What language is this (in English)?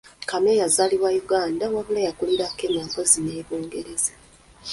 Ganda